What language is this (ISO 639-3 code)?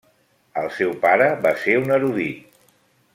cat